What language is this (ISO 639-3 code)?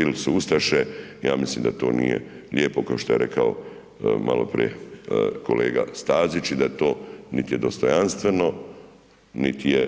hrv